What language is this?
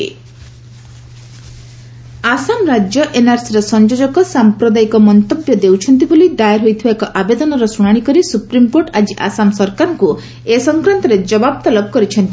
Odia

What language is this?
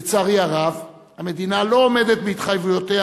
Hebrew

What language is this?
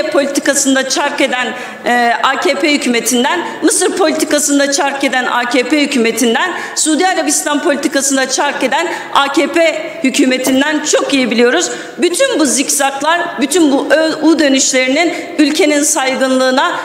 Turkish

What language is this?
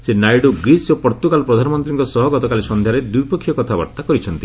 Odia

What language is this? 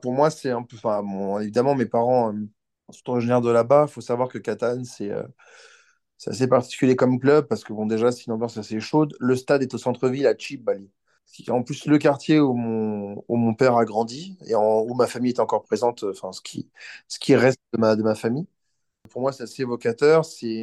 French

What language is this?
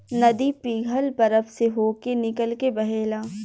Bhojpuri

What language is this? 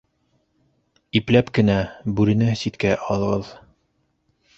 Bashkir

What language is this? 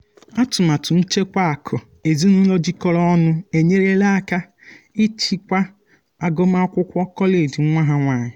Igbo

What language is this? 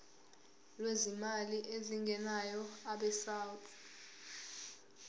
Zulu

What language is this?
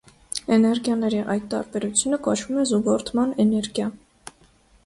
Armenian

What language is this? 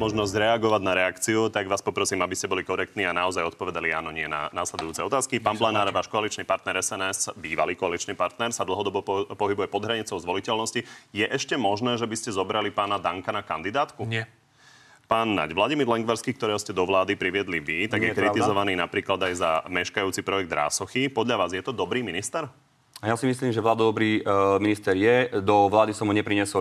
Slovak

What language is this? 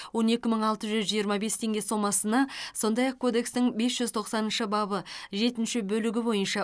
Kazakh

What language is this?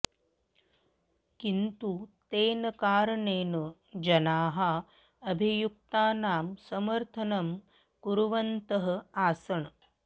Sanskrit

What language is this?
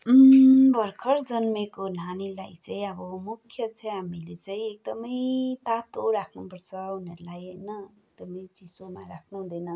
Nepali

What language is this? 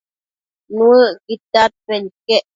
Matsés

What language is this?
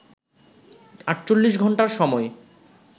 Bangla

